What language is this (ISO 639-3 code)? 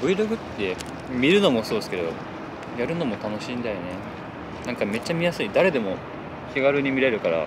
jpn